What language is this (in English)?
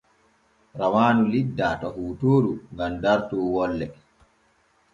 Borgu Fulfulde